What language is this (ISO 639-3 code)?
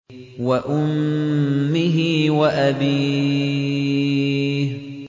ara